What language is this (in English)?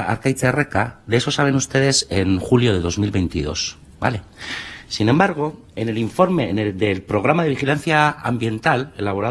Spanish